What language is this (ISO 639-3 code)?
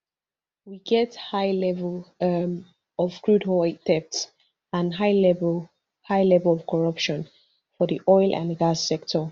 pcm